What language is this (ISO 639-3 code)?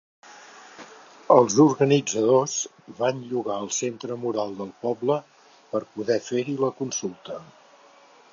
cat